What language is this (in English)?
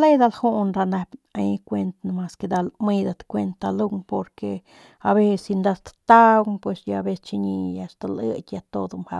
Northern Pame